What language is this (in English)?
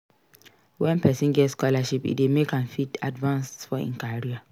Nigerian Pidgin